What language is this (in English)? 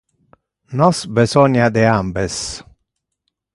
Interlingua